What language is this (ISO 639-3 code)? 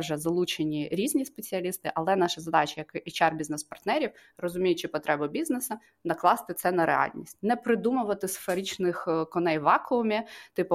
ukr